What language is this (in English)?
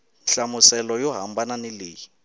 Tsonga